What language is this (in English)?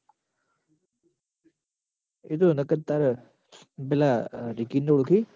Gujarati